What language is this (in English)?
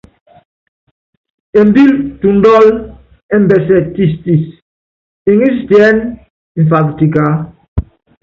Yangben